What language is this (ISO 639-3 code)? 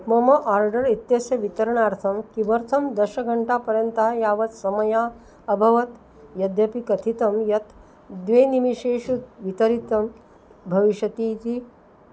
san